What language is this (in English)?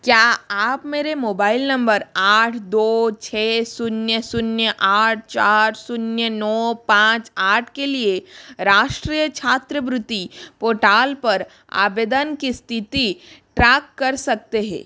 Hindi